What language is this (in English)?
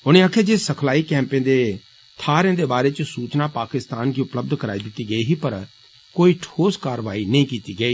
Dogri